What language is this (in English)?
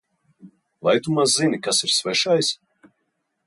Latvian